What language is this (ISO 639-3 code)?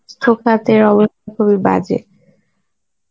ben